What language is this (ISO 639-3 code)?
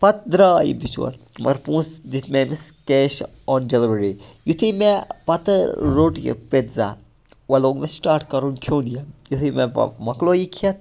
kas